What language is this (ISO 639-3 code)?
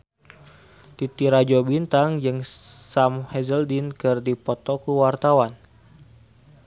sun